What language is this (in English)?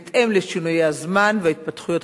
Hebrew